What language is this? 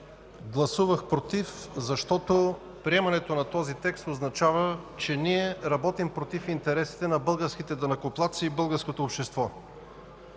Bulgarian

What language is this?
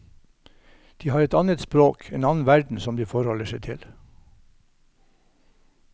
Norwegian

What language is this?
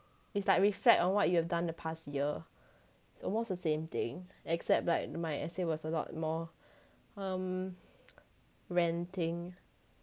English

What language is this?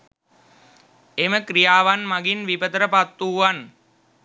Sinhala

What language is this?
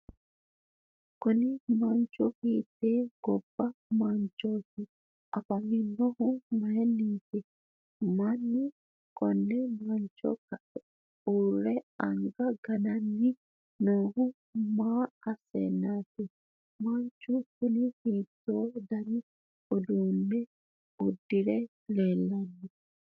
Sidamo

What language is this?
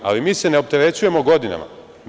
Serbian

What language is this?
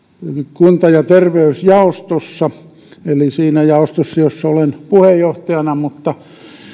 Finnish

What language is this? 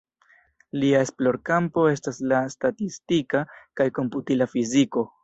Esperanto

